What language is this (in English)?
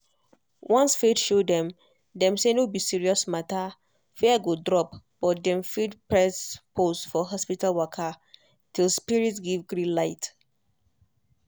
Nigerian Pidgin